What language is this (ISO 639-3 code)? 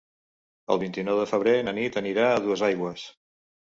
cat